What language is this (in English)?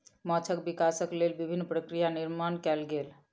Maithili